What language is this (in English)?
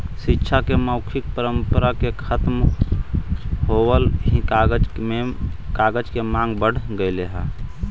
Magahi